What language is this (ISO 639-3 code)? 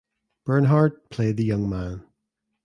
eng